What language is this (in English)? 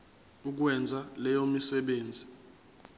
Zulu